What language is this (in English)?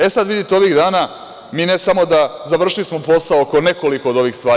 Serbian